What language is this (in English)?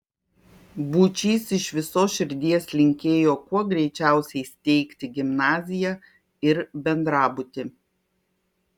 Lithuanian